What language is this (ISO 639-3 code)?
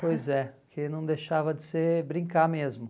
por